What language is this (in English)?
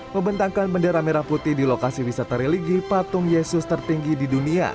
Indonesian